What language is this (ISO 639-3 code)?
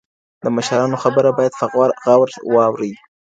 pus